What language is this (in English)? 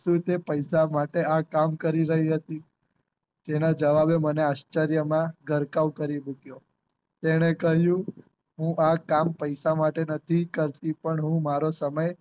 Gujarati